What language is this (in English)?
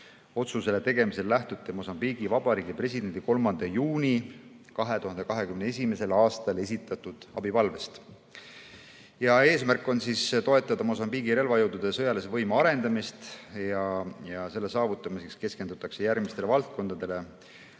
Estonian